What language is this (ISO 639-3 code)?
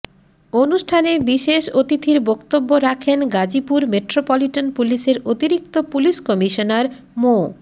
ben